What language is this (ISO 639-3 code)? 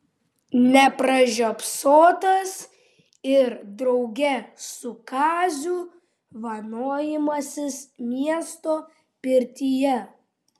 lit